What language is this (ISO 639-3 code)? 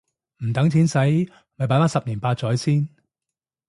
yue